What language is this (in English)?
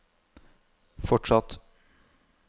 Norwegian